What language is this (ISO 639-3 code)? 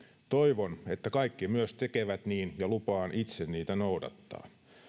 fin